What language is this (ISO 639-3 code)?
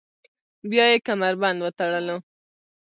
pus